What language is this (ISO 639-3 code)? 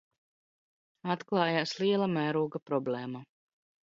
lav